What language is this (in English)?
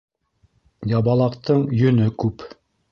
Bashkir